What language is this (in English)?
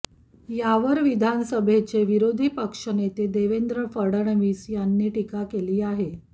Marathi